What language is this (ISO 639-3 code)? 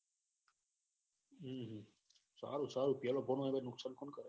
guj